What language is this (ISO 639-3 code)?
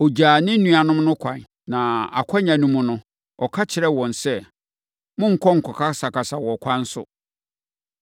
aka